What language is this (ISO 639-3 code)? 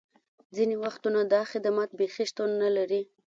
pus